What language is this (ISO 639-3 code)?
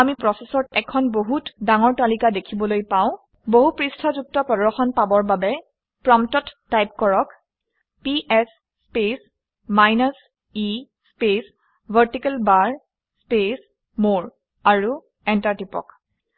asm